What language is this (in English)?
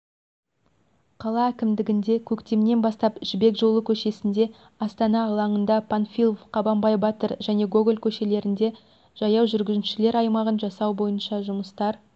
Kazakh